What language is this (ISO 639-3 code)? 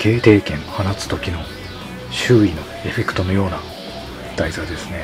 jpn